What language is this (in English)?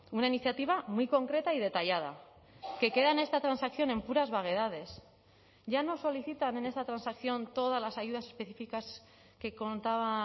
Spanish